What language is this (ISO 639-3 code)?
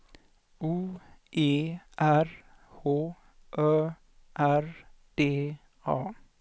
swe